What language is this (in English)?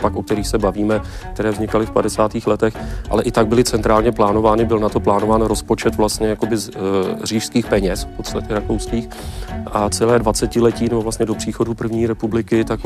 Czech